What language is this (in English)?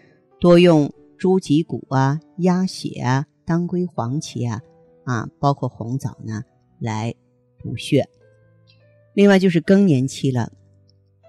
Chinese